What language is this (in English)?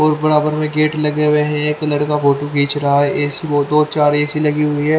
Hindi